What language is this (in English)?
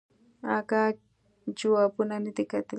Pashto